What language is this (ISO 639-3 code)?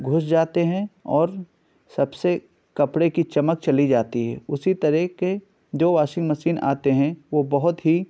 urd